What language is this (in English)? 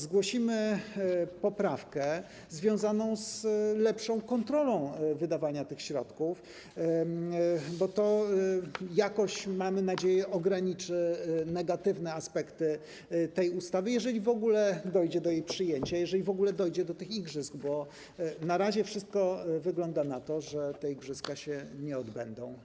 Polish